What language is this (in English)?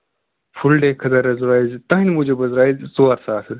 Kashmiri